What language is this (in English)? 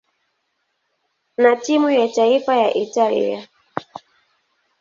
Swahili